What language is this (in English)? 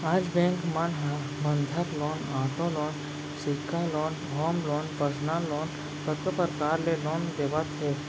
Chhattisgarhi